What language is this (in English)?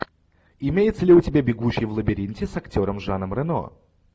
Russian